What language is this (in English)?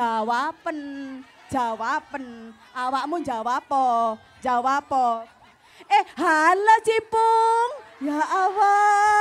Indonesian